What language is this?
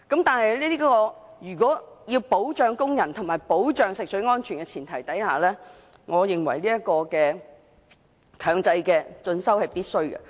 Cantonese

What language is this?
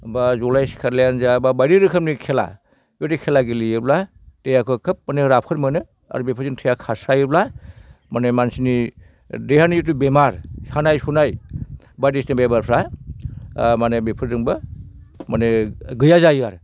Bodo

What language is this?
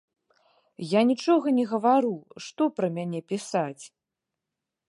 Belarusian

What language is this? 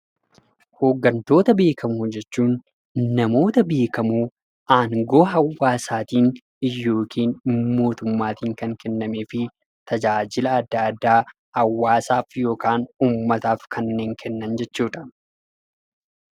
Oromo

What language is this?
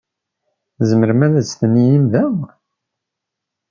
Kabyle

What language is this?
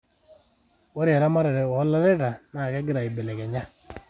Masai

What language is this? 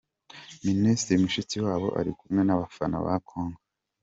Kinyarwanda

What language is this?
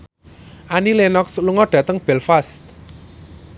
Javanese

